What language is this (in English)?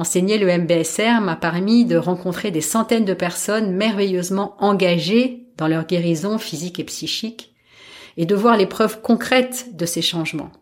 French